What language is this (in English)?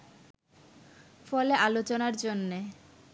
Bangla